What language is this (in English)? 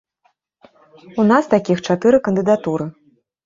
Belarusian